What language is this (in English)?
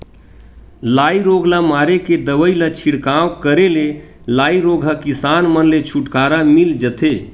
Chhattisgarhi